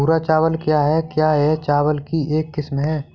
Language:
Hindi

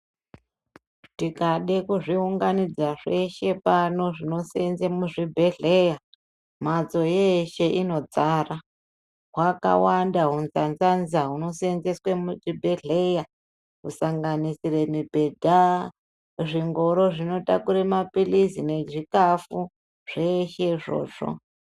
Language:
Ndau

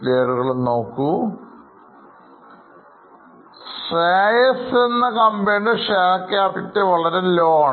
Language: Malayalam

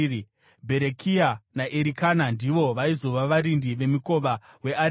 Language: Shona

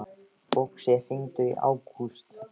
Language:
Icelandic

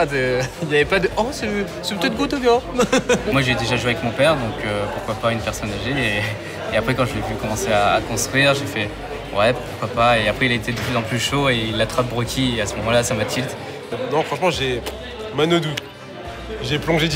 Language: French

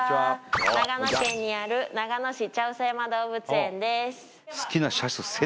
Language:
Japanese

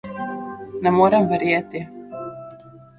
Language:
Slovenian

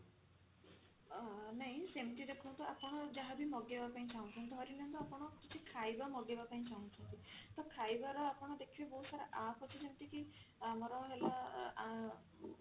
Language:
Odia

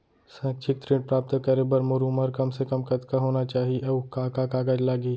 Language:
Chhattisgarhi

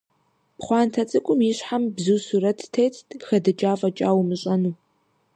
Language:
Kabardian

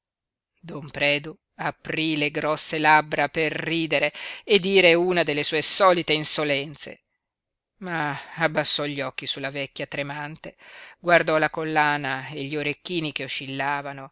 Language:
Italian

